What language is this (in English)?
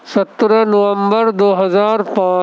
Urdu